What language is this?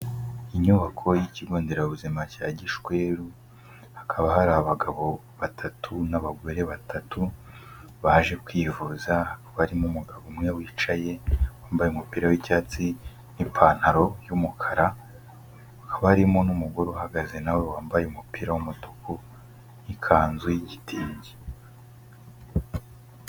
Kinyarwanda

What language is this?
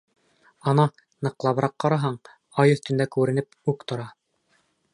Bashkir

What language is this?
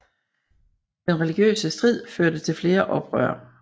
Danish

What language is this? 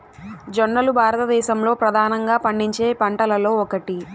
Telugu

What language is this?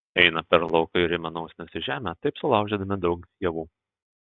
Lithuanian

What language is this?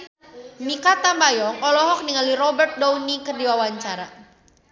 Sundanese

